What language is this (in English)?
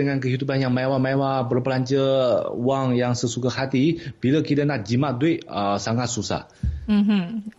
Malay